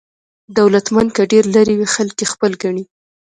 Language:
Pashto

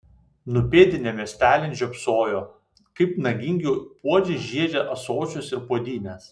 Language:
Lithuanian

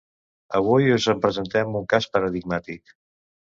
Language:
Catalan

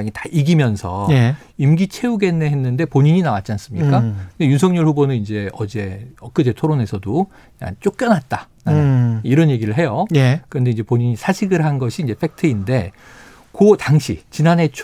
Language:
Korean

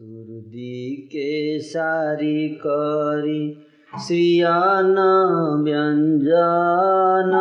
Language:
Hindi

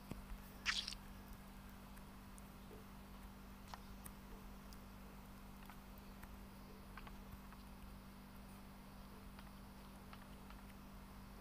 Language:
Turkish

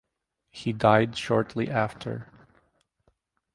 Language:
English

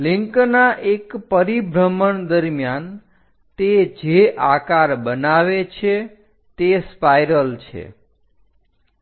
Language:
Gujarati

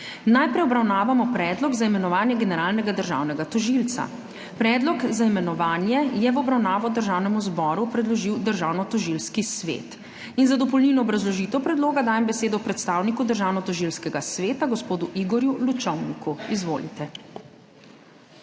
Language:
Slovenian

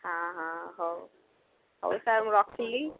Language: Odia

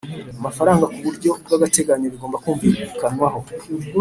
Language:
Kinyarwanda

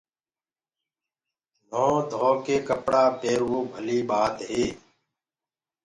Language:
Gurgula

